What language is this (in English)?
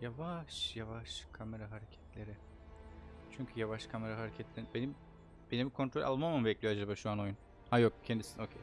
Turkish